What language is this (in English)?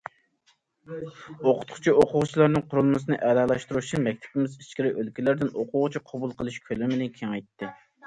Uyghur